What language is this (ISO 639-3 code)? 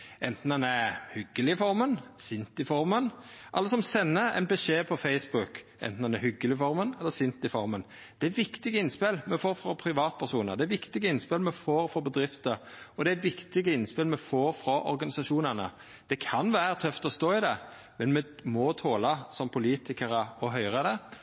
nno